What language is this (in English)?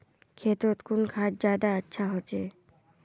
Magahi